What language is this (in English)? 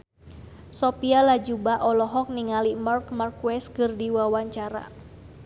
Sundanese